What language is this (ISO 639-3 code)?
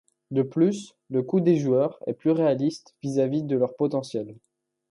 fra